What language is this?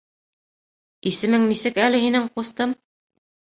Bashkir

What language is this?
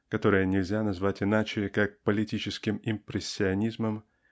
Russian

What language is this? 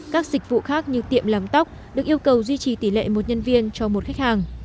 Vietnamese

